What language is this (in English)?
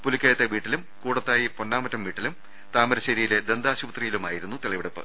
Malayalam